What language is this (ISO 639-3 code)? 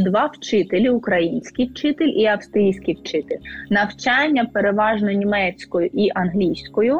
ukr